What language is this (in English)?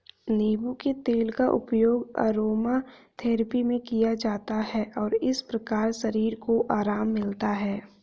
Hindi